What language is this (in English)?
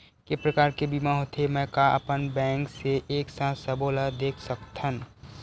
Chhattisgarhi